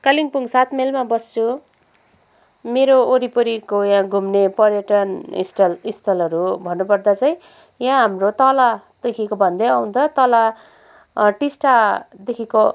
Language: Nepali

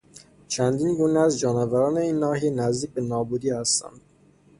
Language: Persian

